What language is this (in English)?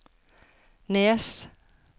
Norwegian